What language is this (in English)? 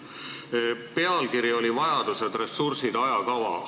Estonian